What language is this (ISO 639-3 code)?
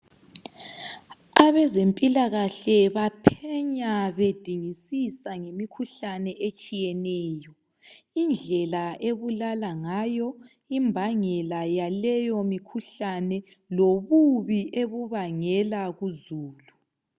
nde